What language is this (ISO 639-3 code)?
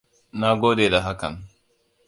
hau